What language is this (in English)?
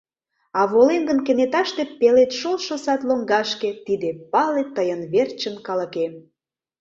Mari